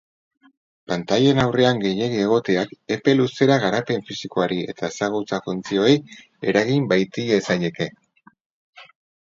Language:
Basque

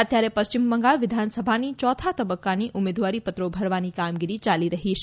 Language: Gujarati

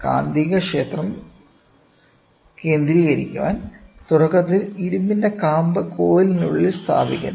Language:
Malayalam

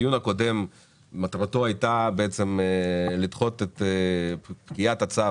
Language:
Hebrew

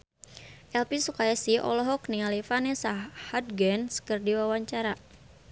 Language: Sundanese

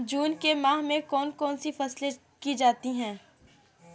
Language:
Hindi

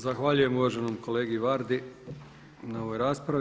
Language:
Croatian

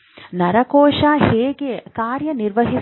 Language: Kannada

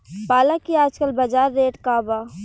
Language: Bhojpuri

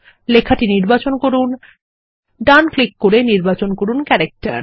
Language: Bangla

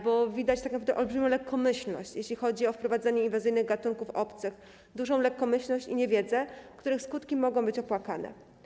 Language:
Polish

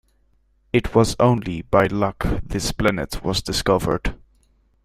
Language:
English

